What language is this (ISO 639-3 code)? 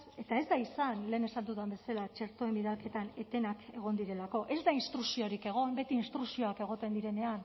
eus